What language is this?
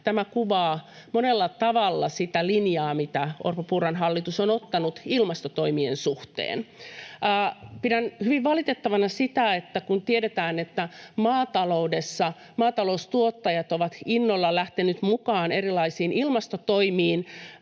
Finnish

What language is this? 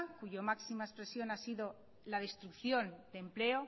Spanish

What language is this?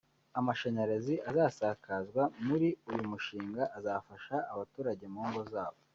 Kinyarwanda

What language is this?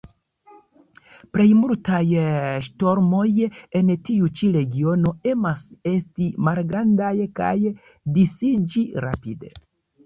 Esperanto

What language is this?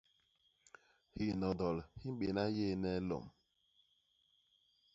Basaa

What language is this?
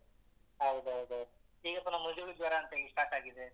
Kannada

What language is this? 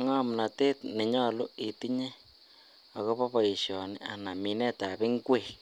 Kalenjin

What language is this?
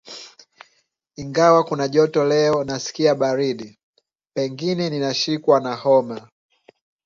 Swahili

